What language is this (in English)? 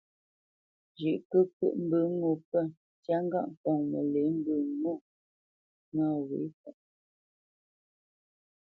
Bamenyam